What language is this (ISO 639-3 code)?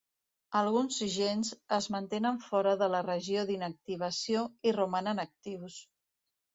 cat